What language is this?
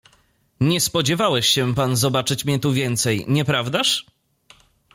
Polish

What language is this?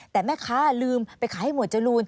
Thai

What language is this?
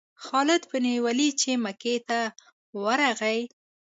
Pashto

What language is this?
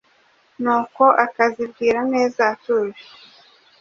Kinyarwanda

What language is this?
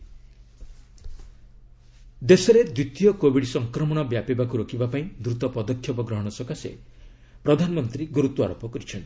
Odia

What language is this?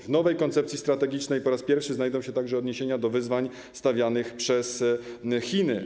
Polish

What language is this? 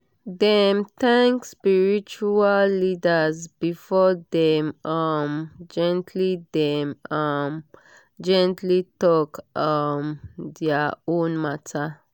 Nigerian Pidgin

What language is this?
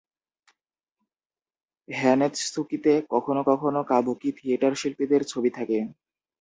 Bangla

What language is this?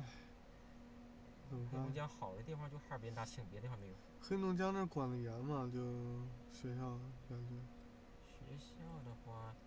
Chinese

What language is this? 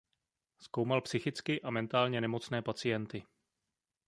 Czech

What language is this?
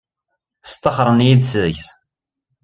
Kabyle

